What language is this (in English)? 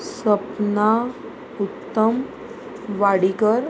Konkani